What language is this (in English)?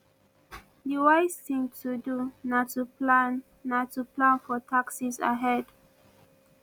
Nigerian Pidgin